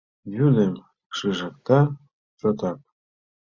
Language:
Mari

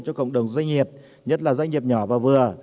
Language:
Vietnamese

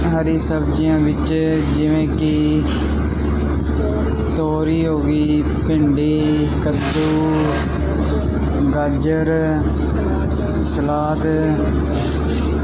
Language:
Punjabi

